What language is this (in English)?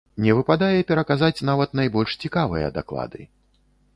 Belarusian